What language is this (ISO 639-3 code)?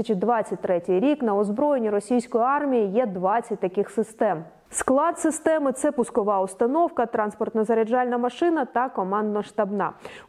ukr